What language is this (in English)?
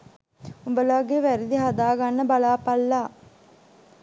Sinhala